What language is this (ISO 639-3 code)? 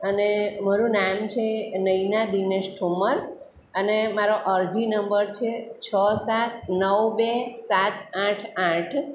guj